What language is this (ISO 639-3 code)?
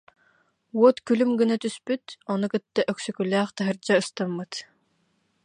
sah